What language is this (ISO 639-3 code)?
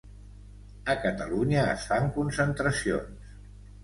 cat